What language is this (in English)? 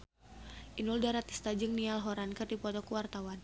Sundanese